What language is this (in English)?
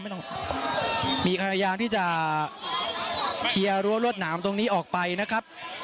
Thai